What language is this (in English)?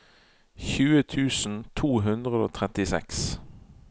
Norwegian